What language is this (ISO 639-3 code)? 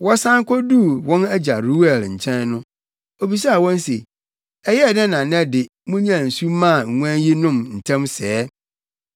aka